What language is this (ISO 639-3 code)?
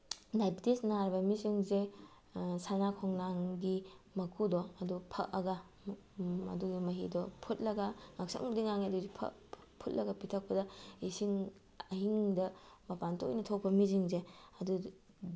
mni